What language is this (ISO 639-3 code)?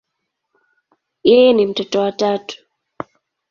swa